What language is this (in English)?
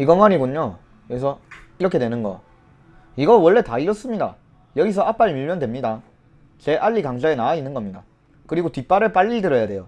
Korean